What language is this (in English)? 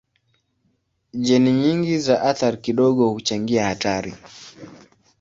Swahili